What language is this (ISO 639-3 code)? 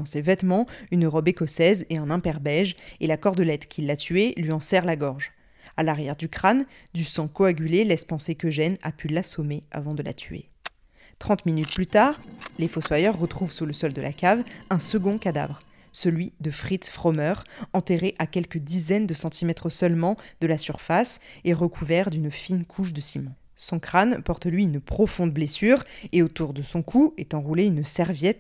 fra